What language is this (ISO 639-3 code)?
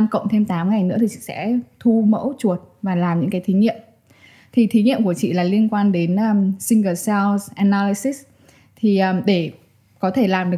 vie